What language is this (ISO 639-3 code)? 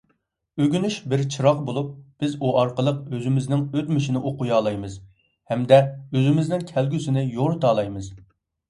uig